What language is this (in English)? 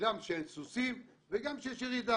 Hebrew